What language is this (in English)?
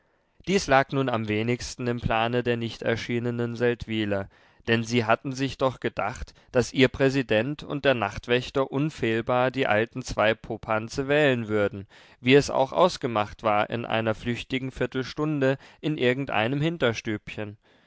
German